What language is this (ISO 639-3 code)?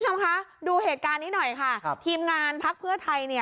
tha